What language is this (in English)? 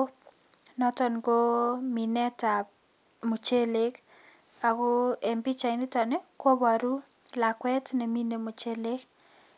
Kalenjin